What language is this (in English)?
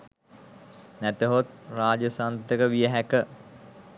Sinhala